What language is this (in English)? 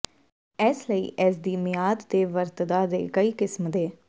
Punjabi